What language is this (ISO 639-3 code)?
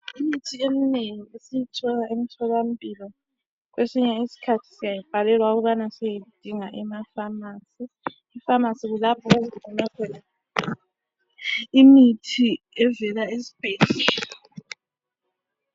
nde